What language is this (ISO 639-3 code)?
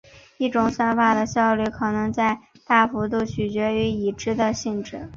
zho